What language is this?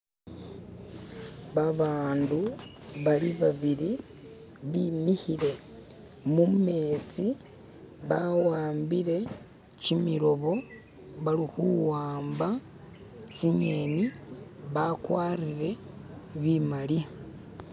Masaaba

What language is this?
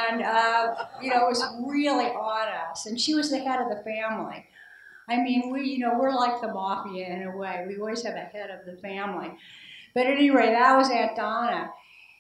English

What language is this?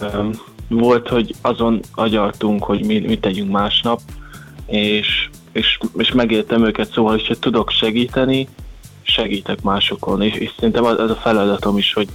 Hungarian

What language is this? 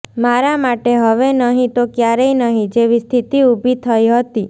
Gujarati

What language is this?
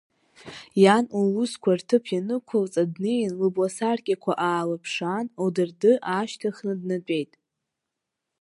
Abkhazian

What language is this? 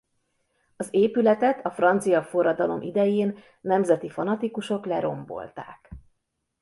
Hungarian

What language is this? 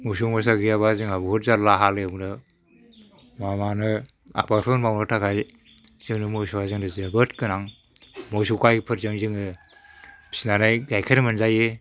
Bodo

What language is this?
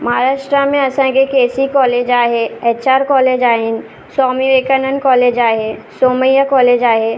Sindhi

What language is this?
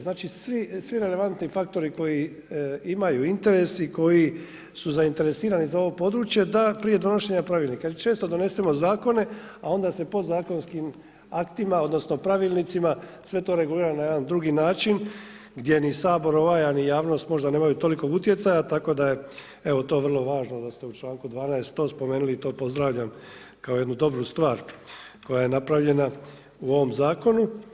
Croatian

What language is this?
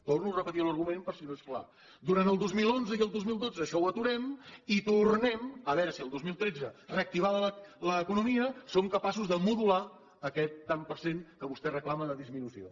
Catalan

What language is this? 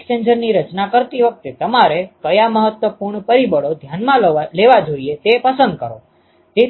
Gujarati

